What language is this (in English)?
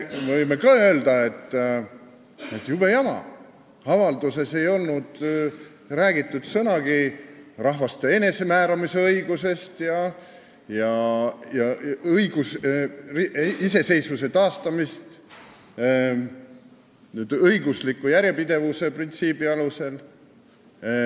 Estonian